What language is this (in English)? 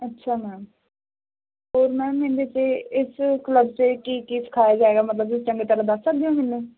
Punjabi